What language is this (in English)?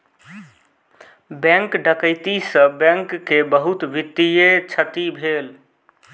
Maithili